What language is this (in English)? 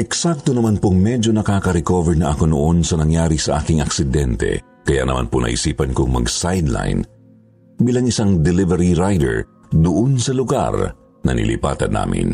Filipino